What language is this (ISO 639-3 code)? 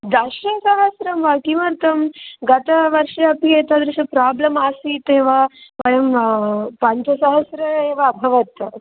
san